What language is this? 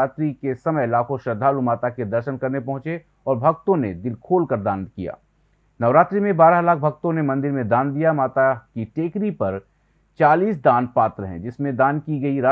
Hindi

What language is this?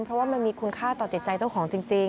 Thai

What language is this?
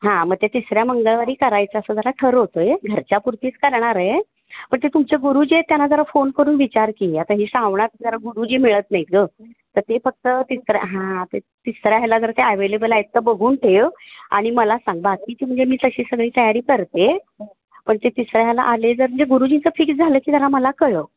Marathi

